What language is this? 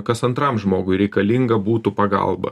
Lithuanian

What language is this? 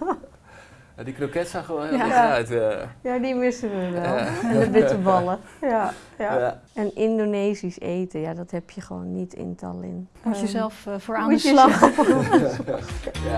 Dutch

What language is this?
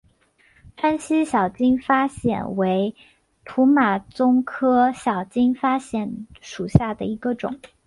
Chinese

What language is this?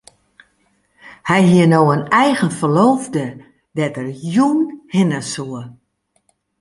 Western Frisian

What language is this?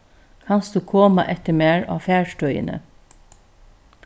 Faroese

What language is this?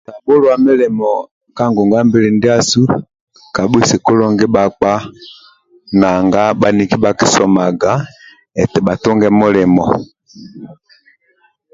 Amba (Uganda)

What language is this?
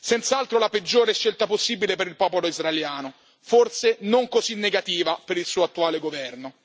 Italian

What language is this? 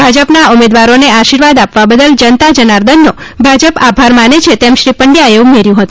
Gujarati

